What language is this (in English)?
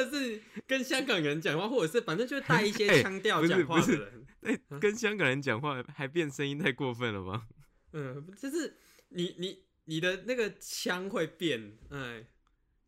Chinese